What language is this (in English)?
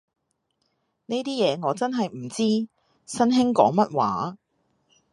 Cantonese